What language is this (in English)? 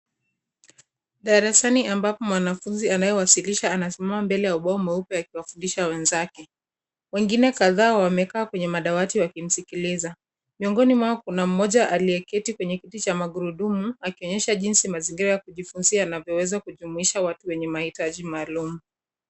Swahili